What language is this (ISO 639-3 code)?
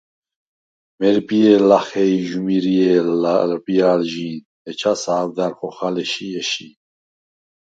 sva